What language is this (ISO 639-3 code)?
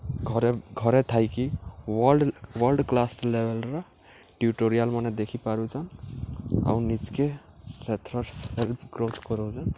ori